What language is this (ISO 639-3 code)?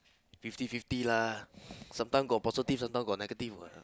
eng